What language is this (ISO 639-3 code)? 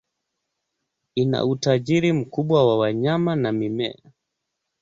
swa